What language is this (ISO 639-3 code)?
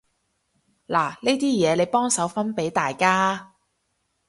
yue